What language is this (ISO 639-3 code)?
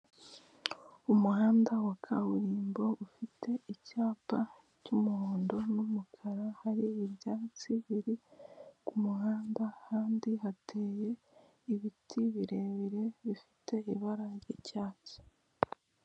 kin